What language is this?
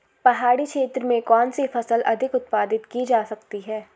Hindi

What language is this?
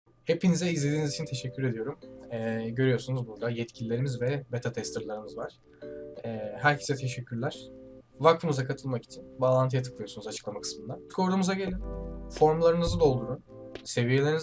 Turkish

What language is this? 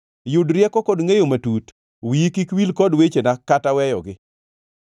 Luo (Kenya and Tanzania)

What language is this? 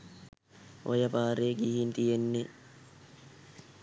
Sinhala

